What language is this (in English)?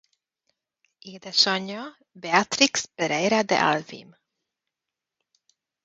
Hungarian